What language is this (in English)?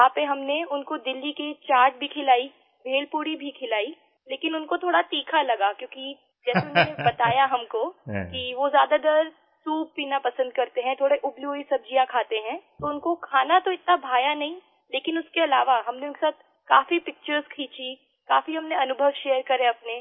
Hindi